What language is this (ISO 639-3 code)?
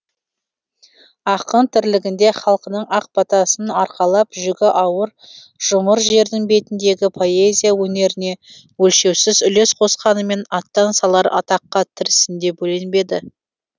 kaz